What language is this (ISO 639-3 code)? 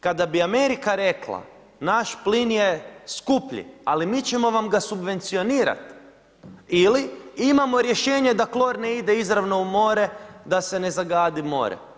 hrv